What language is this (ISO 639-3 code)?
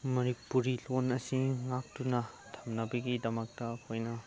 mni